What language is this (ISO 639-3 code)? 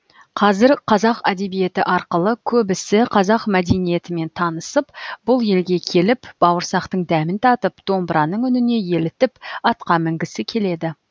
kaz